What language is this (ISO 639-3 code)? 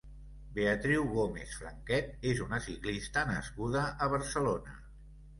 cat